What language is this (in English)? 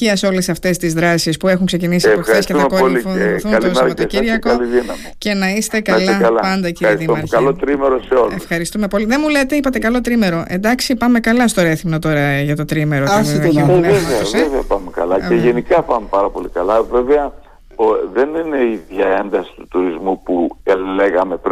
Greek